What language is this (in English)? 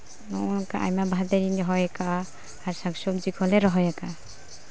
Santali